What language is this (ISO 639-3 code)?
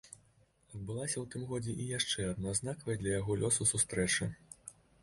bel